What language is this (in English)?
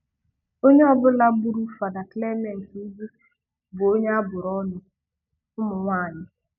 Igbo